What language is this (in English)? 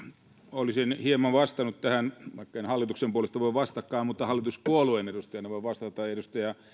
Finnish